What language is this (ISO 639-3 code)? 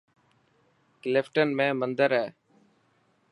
mki